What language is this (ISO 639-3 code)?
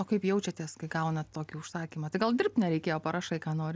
lit